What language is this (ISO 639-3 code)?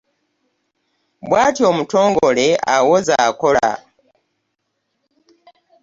lug